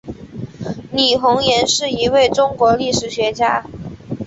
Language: Chinese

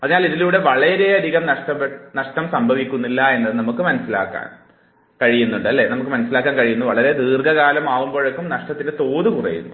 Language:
Malayalam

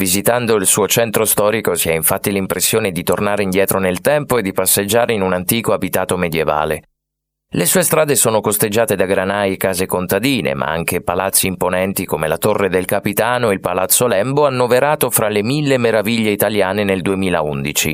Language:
Italian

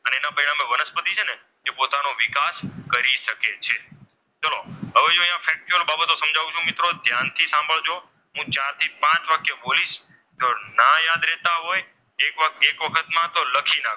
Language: Gujarati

